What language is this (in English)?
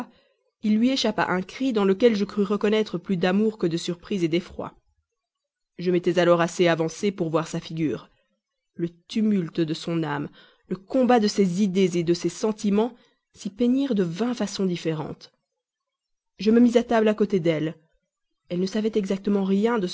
French